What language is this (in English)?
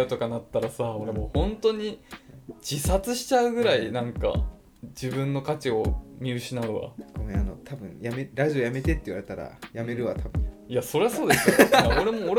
Japanese